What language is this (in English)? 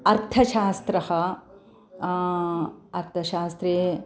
Sanskrit